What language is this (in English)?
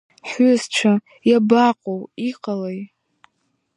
Abkhazian